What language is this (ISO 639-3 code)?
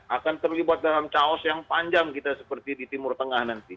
ind